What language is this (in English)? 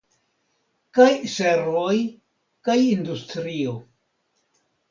Esperanto